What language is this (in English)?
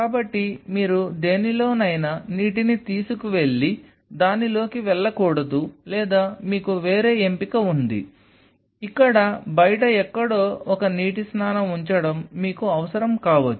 Telugu